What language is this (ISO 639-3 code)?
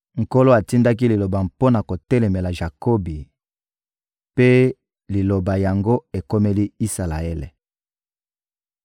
lin